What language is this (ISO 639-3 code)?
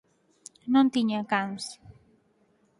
glg